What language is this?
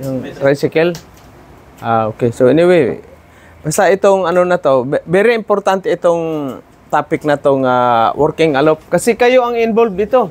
Filipino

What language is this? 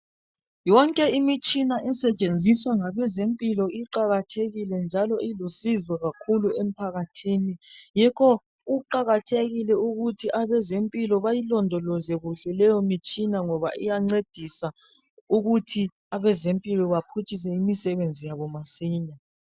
North Ndebele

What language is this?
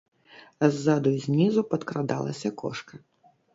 Belarusian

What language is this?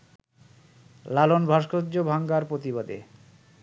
Bangla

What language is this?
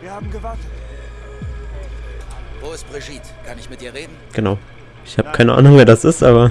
German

